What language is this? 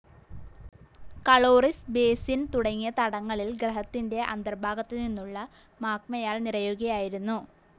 Malayalam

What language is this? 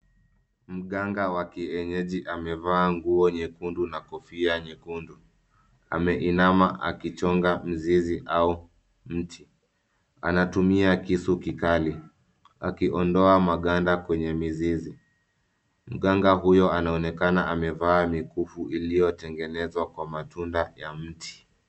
Swahili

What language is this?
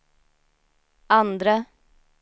Swedish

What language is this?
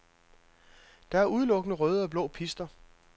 Danish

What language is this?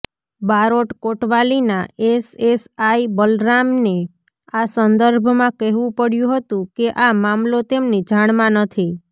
Gujarati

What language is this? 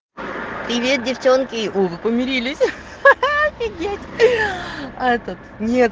Russian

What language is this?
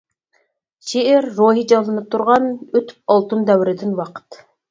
Uyghur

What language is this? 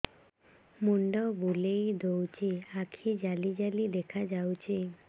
Odia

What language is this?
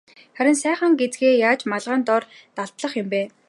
Mongolian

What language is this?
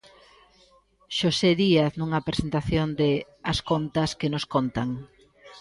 Galician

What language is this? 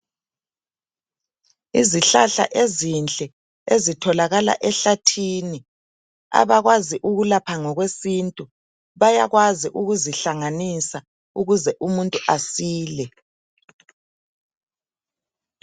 North Ndebele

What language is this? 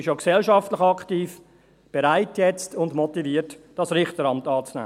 Swiss German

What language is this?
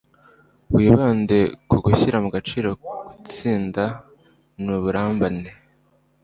Kinyarwanda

